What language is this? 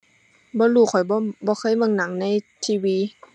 Thai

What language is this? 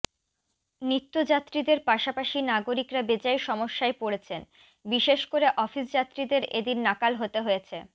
Bangla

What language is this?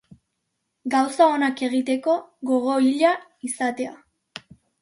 Basque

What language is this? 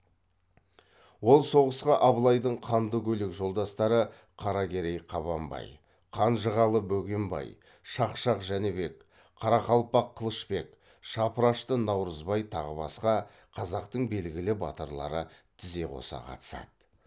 Kazakh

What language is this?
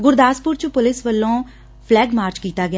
Punjabi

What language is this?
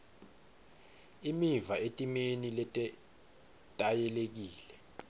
Swati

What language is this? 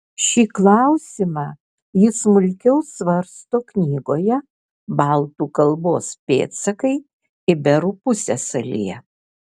Lithuanian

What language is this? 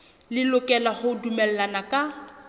Southern Sotho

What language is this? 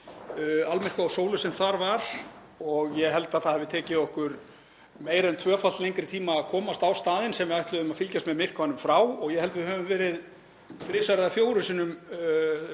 Icelandic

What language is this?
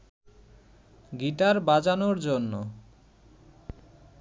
Bangla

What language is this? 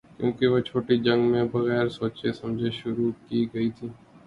Urdu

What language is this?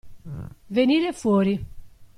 Italian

